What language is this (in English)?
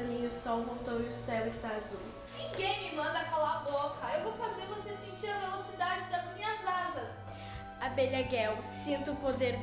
Portuguese